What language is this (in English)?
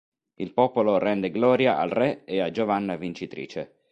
Italian